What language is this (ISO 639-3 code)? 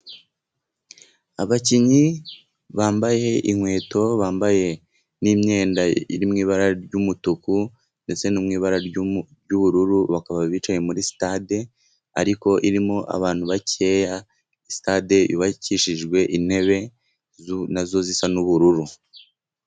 kin